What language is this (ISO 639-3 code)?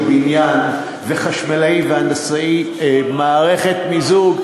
heb